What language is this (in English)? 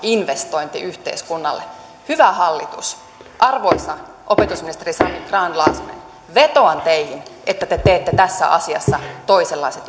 Finnish